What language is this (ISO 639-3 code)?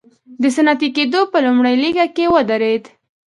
pus